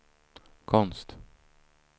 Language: Swedish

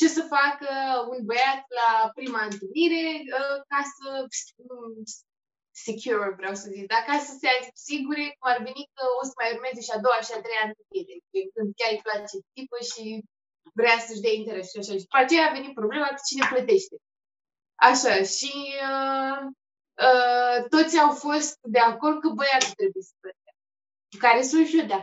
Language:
Romanian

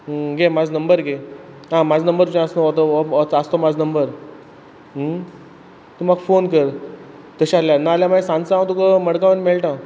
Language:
Konkani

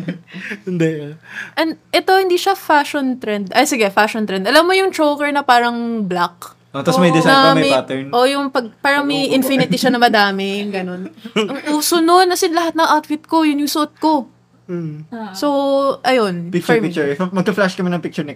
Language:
Filipino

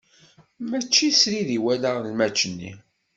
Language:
Kabyle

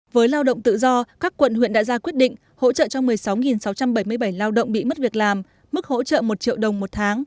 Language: Vietnamese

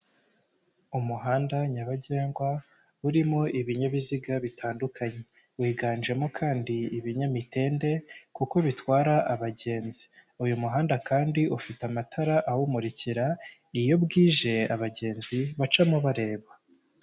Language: Kinyarwanda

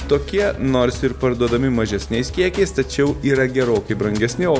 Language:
Lithuanian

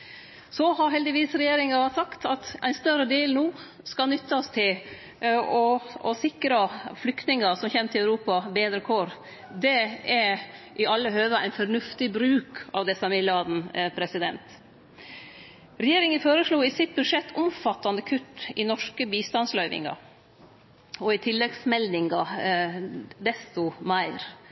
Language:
Norwegian Nynorsk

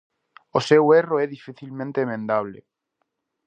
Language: Galician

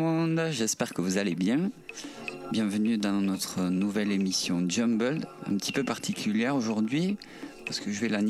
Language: French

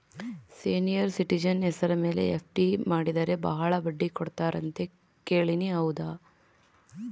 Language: Kannada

